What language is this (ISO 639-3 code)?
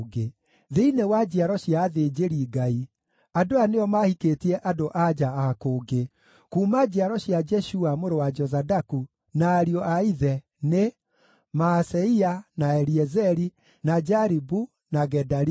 kik